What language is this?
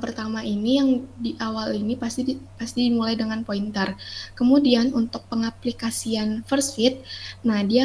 Indonesian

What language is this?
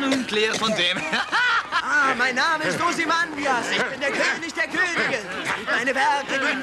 German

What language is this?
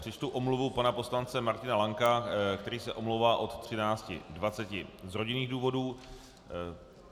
Czech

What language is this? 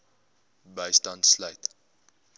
Afrikaans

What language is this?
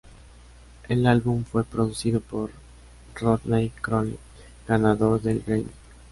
Spanish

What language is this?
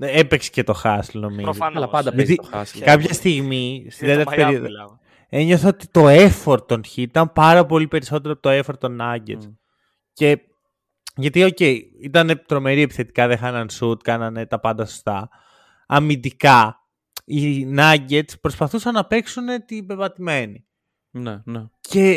Greek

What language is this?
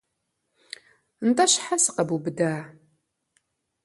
Kabardian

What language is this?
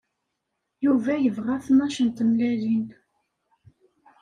Kabyle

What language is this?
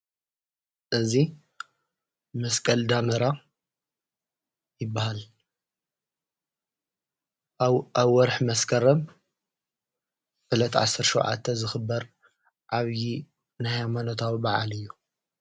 Tigrinya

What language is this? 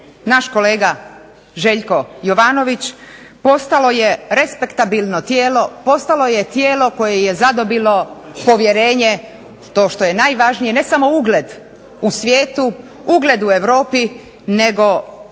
Croatian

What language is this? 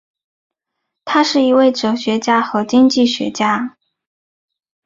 Chinese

